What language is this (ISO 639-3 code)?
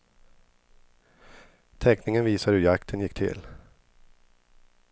swe